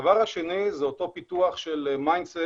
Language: Hebrew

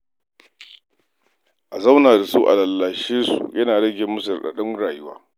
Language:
Hausa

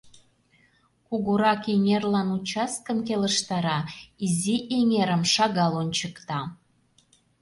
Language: Mari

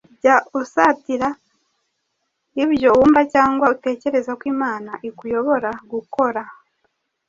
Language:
Kinyarwanda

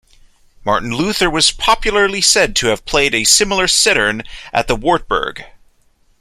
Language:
English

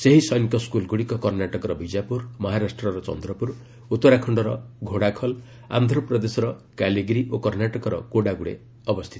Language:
Odia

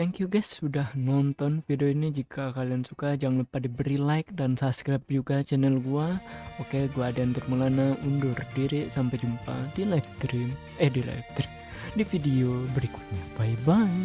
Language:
Indonesian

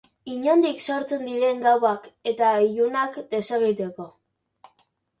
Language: Basque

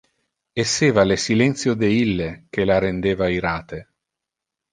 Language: Interlingua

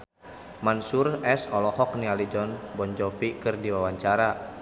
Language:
Sundanese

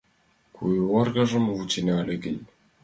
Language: Mari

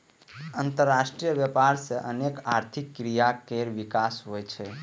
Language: Maithili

